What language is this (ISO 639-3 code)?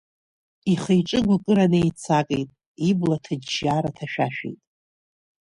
abk